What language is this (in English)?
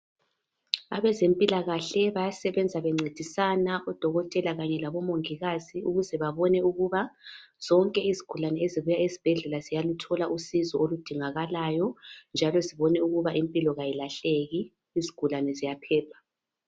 North Ndebele